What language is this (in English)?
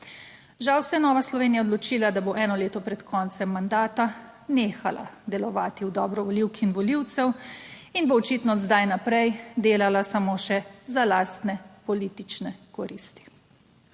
Slovenian